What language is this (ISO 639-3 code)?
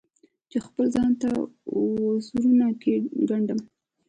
pus